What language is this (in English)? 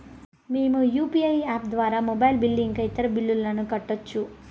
Telugu